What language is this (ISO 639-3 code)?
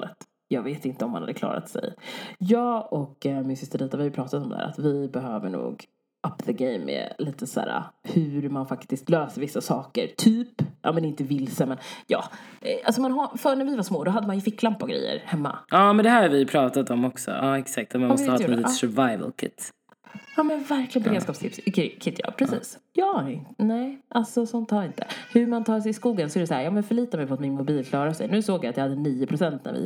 swe